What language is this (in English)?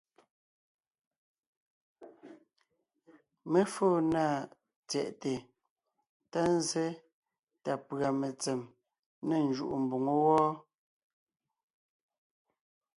Ngiemboon